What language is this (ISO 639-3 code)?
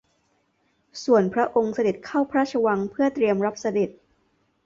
tha